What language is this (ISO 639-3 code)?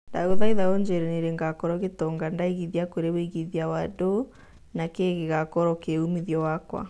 kik